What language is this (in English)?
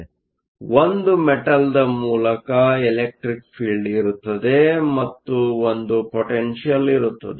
Kannada